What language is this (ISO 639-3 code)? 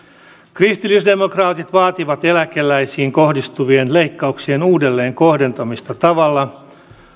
fin